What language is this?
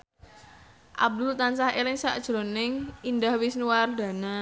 Javanese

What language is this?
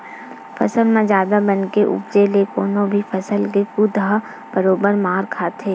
Chhattisgarhi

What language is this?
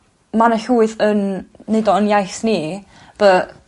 Welsh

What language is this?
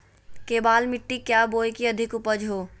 Magahi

